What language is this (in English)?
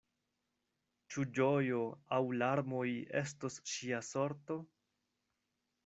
Esperanto